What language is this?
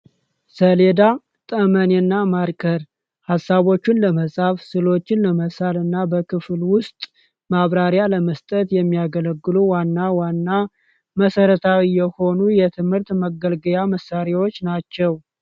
Amharic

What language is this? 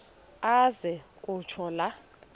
Xhosa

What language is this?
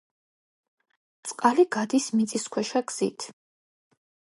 Georgian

